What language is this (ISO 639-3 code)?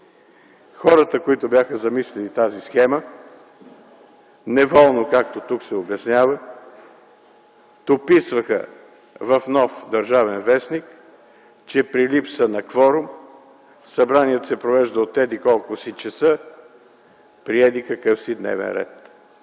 bul